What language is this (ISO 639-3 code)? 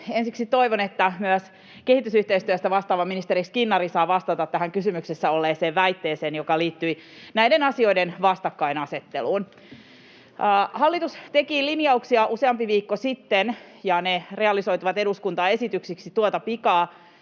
fin